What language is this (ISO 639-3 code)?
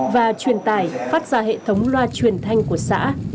vie